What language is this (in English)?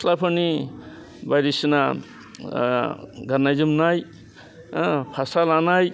Bodo